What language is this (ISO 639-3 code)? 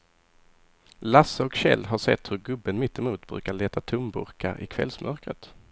swe